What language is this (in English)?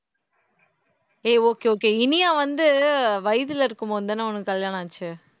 Tamil